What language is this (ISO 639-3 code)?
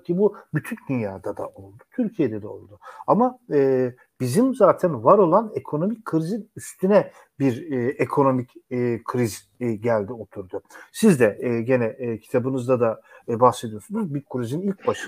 tur